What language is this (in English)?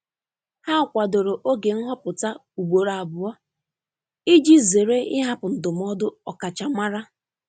Igbo